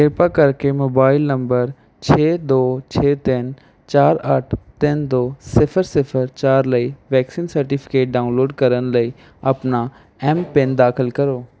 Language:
Punjabi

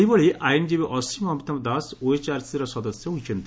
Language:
Odia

